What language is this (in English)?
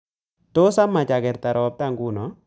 Kalenjin